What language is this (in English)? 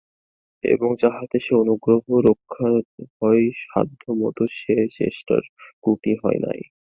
Bangla